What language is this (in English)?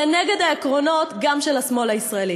Hebrew